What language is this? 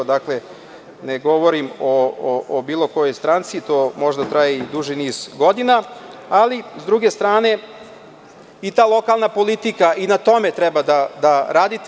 Serbian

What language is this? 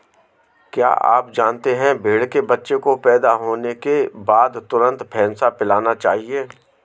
Hindi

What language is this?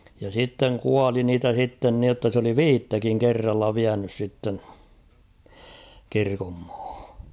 Finnish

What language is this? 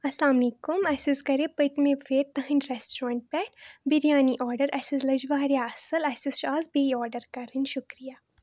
Kashmiri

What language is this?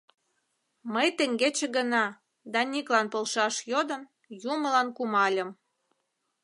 Mari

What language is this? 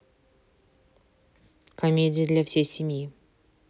Russian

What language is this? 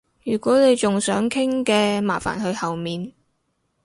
Cantonese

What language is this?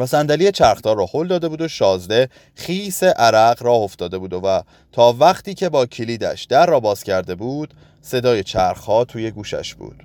Persian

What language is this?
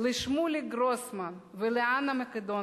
Hebrew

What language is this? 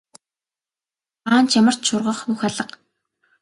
Mongolian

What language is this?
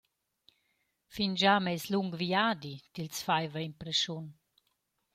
Romansh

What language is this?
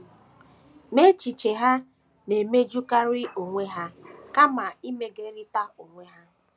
Igbo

